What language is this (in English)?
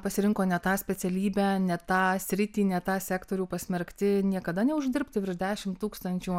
Lithuanian